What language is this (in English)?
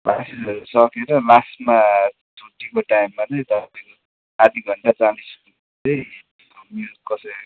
Nepali